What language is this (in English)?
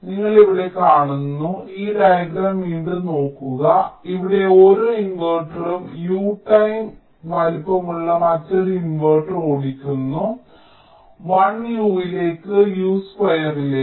Malayalam